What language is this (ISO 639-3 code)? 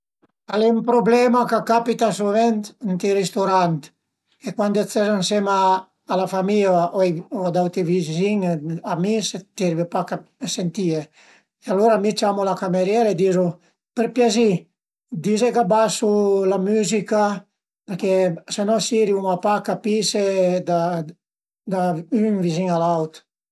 pms